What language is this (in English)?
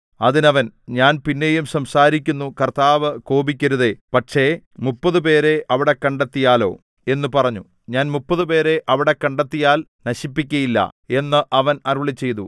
Malayalam